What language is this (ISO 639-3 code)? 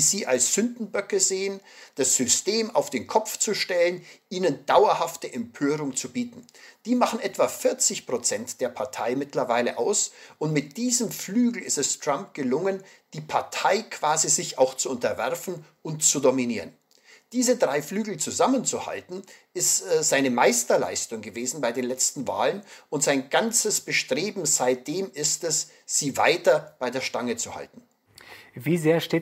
deu